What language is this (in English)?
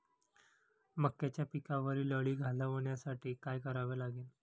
Marathi